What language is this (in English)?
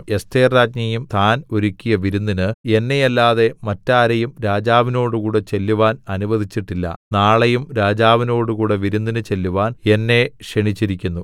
Malayalam